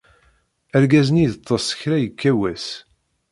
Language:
Kabyle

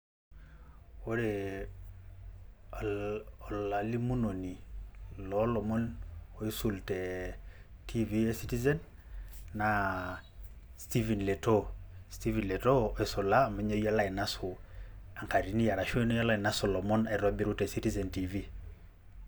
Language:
Masai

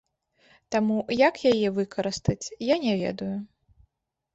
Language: Belarusian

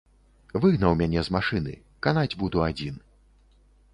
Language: Belarusian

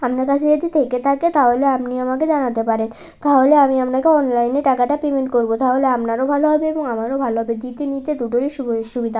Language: Bangla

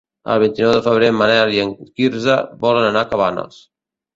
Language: Catalan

